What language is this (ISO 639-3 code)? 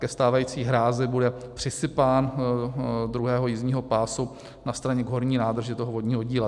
ces